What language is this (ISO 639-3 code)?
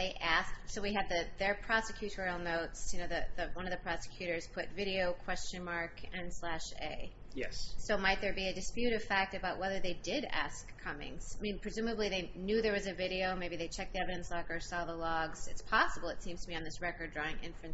eng